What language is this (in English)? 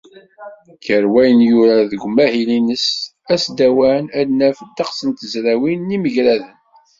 Kabyle